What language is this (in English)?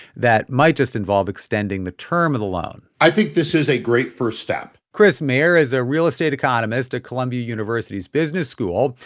English